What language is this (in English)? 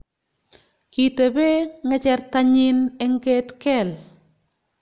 Kalenjin